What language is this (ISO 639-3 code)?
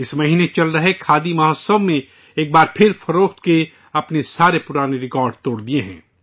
urd